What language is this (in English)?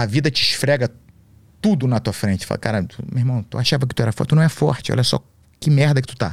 Portuguese